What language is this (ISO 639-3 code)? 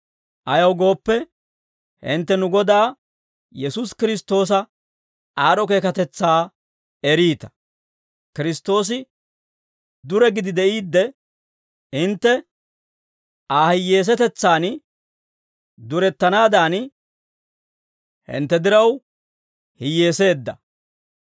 dwr